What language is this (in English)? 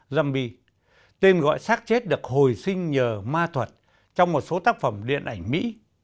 Vietnamese